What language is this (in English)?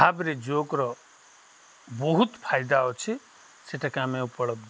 Odia